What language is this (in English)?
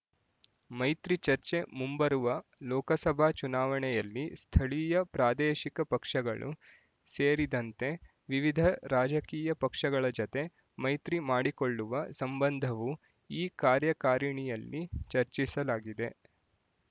Kannada